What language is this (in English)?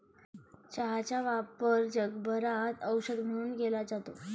Marathi